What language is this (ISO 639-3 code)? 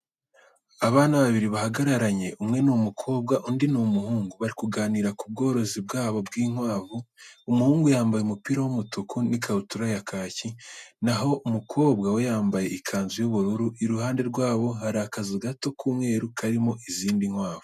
kin